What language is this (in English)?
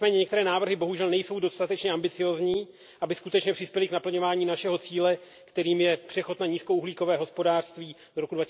Czech